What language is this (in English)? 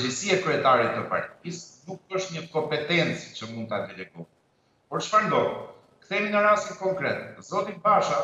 Romanian